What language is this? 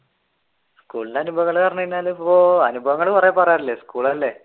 Malayalam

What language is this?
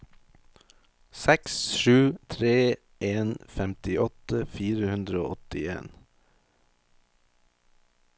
Norwegian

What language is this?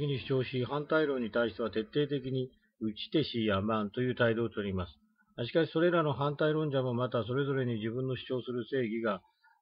Japanese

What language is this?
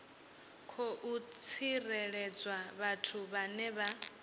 Venda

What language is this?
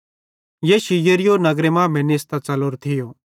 Bhadrawahi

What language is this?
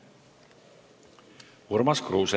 Estonian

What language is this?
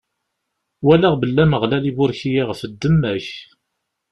Kabyle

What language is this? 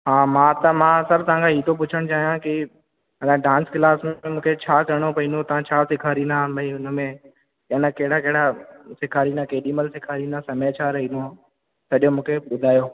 Sindhi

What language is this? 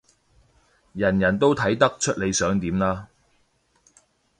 Cantonese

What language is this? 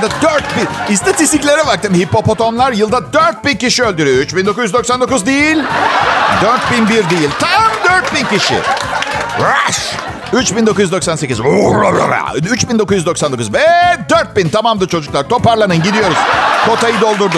Turkish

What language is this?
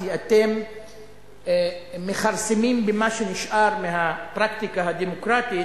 Hebrew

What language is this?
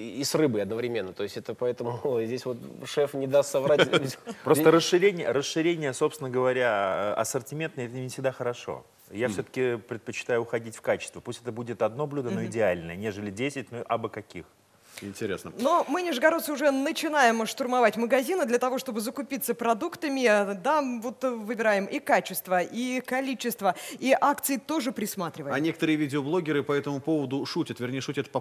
Russian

